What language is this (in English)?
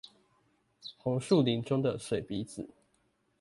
Chinese